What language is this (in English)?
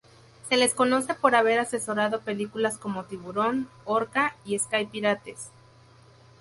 Spanish